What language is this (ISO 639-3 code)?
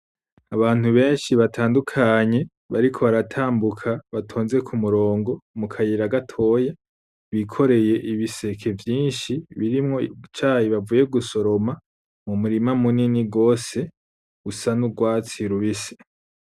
run